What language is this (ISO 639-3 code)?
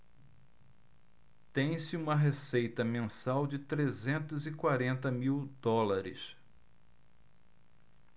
por